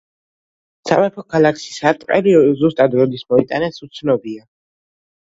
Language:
Georgian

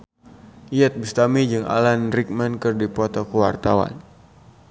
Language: Sundanese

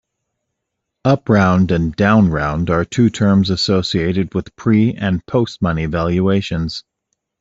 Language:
English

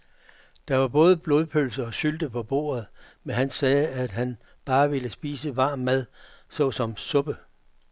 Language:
Danish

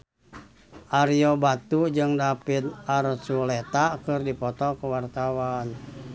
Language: Sundanese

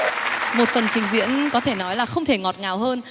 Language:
Vietnamese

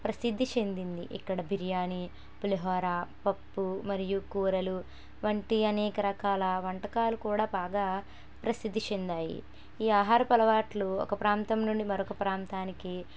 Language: Telugu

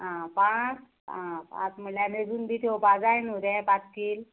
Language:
Konkani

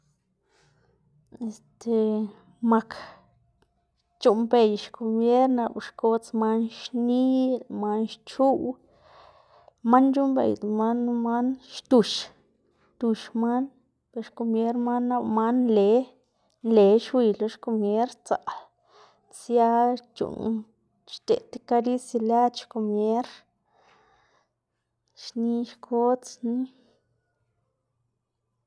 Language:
Xanaguía Zapotec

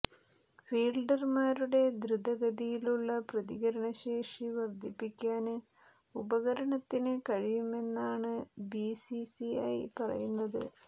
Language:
Malayalam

